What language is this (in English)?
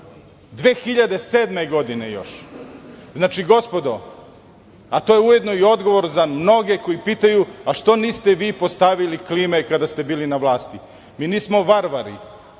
Serbian